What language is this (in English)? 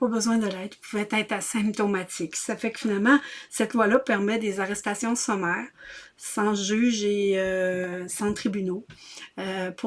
French